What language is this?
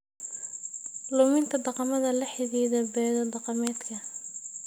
Somali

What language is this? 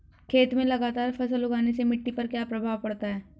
Hindi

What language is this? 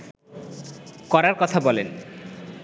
Bangla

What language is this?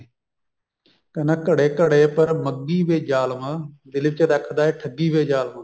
Punjabi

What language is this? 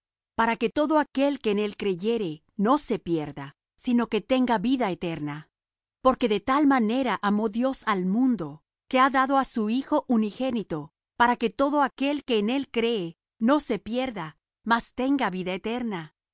Spanish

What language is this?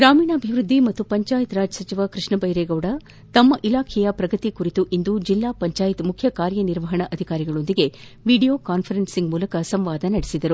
Kannada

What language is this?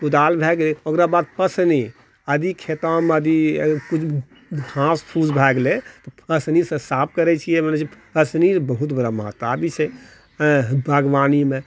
Maithili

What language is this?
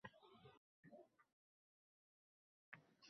Uzbek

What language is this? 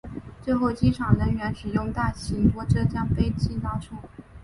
Chinese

